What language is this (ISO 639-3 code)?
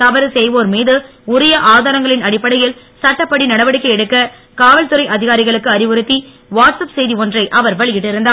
tam